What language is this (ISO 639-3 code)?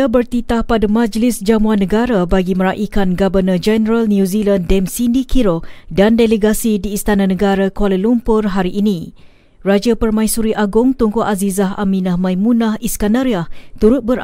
msa